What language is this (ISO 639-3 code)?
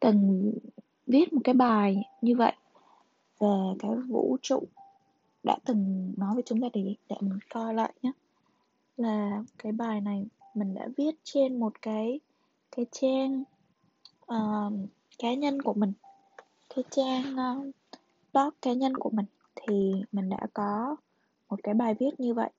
vie